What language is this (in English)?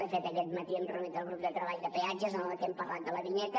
Catalan